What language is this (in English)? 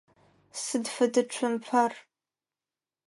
Adyghe